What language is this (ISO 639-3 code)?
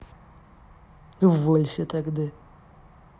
rus